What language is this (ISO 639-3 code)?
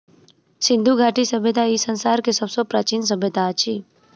mai